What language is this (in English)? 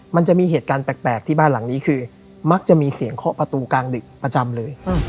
Thai